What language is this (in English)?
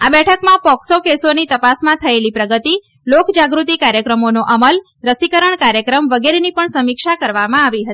Gujarati